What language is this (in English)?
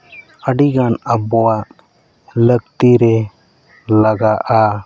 Santali